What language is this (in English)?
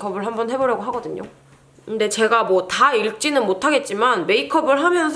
Korean